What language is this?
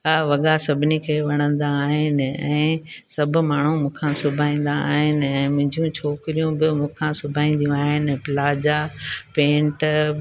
Sindhi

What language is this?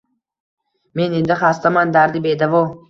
Uzbek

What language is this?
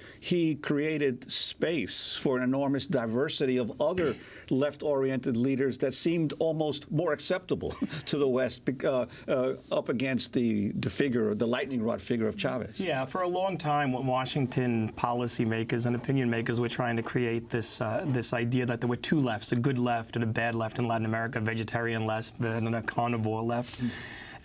English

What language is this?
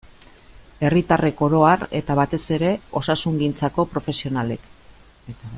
Basque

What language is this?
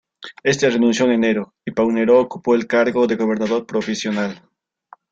Spanish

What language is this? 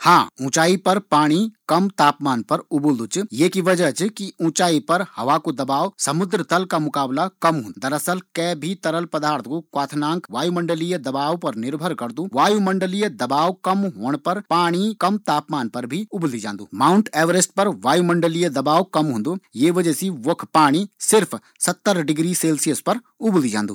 Garhwali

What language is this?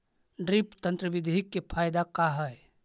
Magahi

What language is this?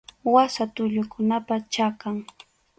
Arequipa-La Unión Quechua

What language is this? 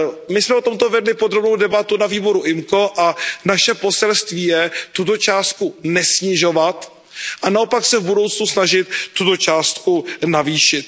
Czech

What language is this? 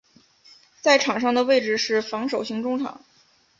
Chinese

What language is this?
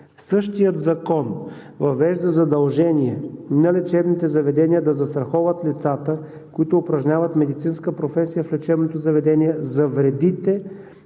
Bulgarian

